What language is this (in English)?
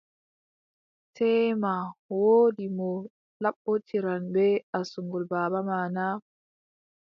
Adamawa Fulfulde